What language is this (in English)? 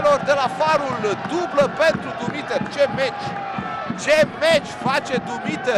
Romanian